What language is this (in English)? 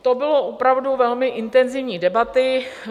Czech